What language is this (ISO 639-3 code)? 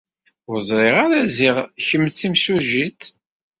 kab